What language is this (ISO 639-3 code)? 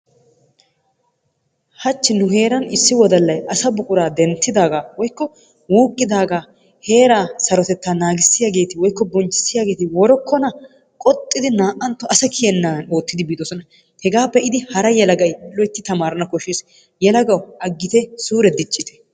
wal